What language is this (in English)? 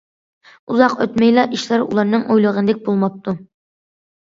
Uyghur